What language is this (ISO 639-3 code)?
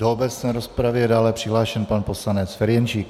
ces